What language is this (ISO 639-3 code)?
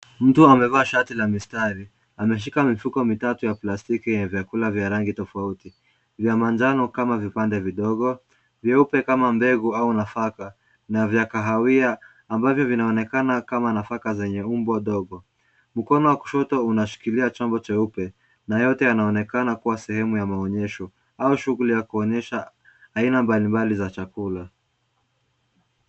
swa